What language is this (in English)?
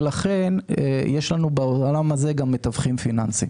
Hebrew